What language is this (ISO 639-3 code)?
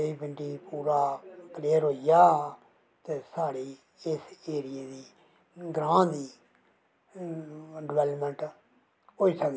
doi